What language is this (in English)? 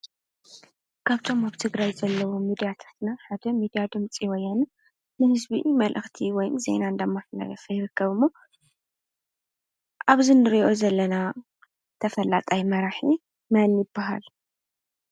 Tigrinya